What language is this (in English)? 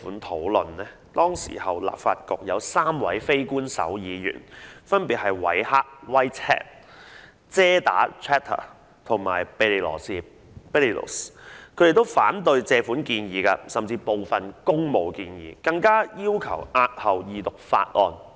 Cantonese